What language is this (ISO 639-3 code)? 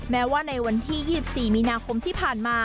tha